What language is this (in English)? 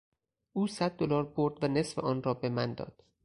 Persian